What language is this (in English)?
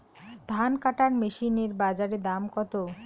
Bangla